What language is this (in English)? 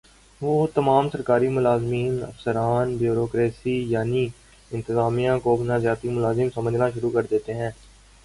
Urdu